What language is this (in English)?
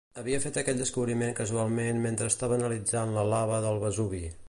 Catalan